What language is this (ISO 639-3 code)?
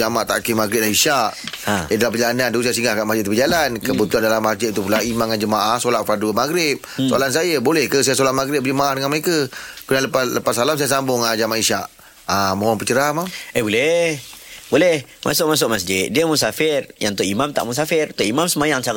msa